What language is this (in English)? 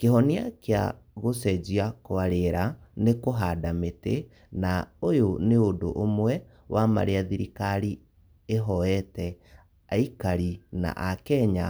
Kikuyu